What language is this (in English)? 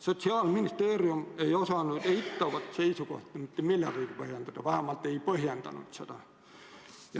Estonian